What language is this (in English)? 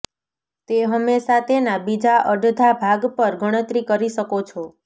Gujarati